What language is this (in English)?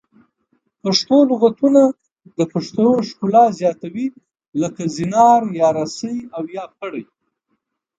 Pashto